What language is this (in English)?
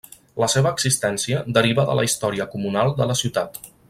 Catalan